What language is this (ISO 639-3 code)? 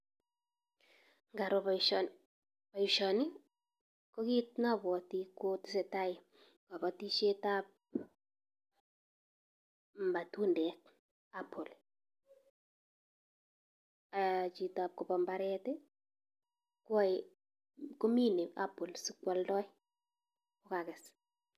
kln